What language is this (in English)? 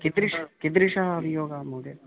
Sanskrit